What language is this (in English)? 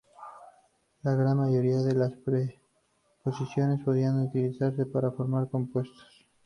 Spanish